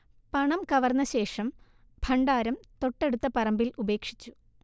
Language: Malayalam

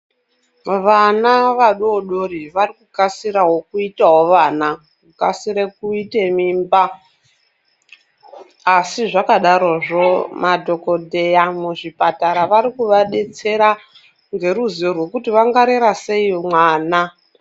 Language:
Ndau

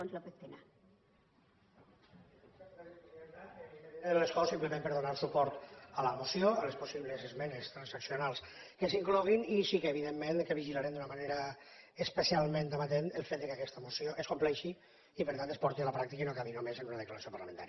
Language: Catalan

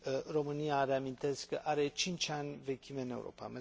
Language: Romanian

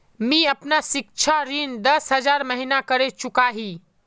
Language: Magahi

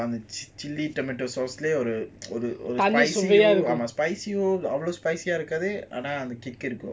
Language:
English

